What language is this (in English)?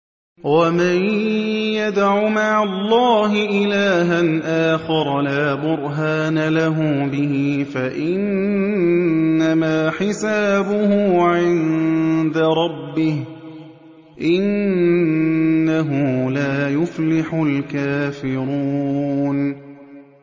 Arabic